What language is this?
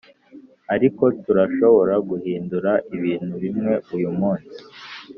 Kinyarwanda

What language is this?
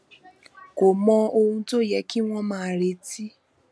Yoruba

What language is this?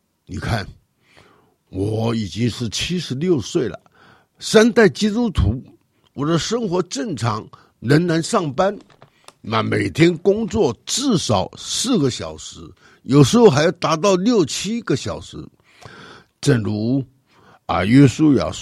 Chinese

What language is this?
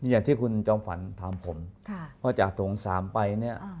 Thai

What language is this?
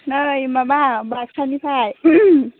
Bodo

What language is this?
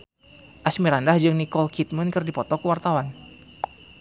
Sundanese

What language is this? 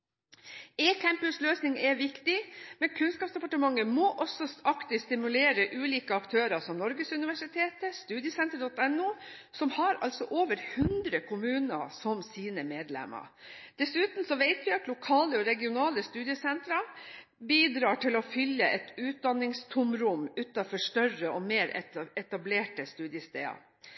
Norwegian Bokmål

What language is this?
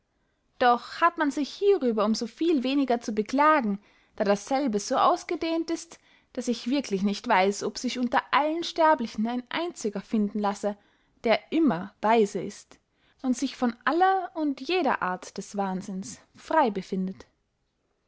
German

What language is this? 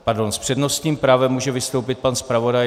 Czech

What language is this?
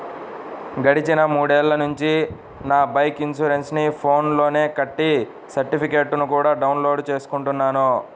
Telugu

